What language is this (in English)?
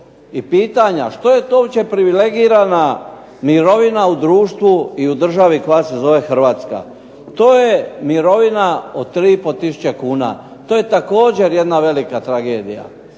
Croatian